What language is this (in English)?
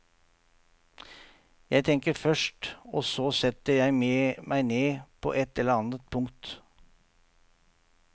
Norwegian